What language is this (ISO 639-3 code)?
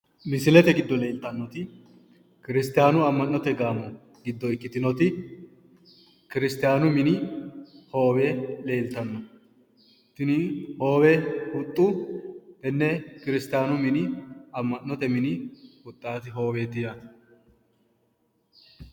sid